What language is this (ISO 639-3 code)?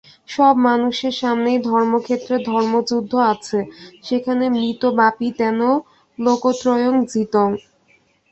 ben